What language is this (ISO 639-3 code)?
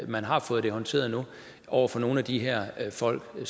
dan